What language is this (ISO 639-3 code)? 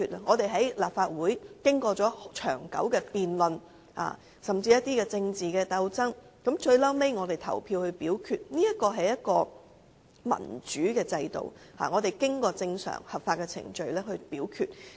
yue